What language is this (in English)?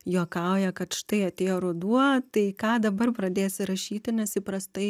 Lithuanian